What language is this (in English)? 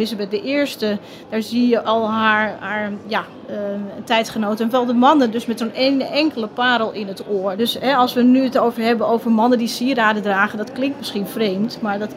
Dutch